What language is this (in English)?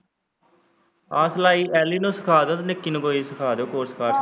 Punjabi